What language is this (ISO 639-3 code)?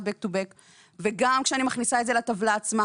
heb